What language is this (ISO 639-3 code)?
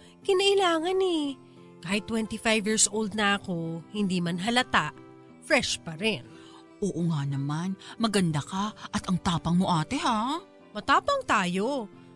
fil